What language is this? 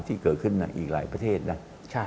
Thai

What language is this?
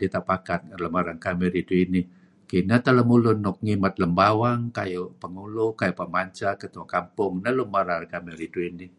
Kelabit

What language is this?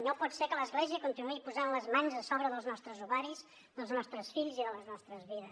Catalan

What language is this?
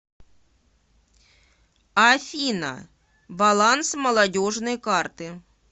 Russian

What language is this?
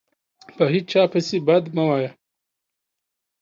Pashto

